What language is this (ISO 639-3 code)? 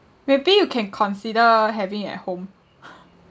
eng